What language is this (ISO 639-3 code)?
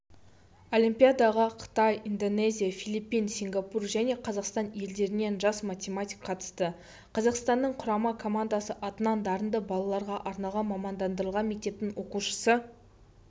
kaz